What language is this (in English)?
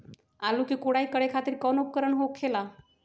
Magahi